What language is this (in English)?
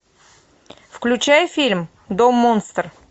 Russian